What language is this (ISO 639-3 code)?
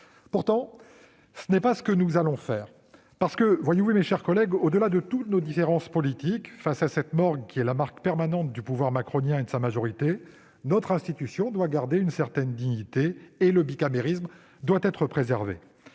fra